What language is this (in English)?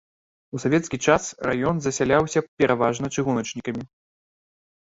Belarusian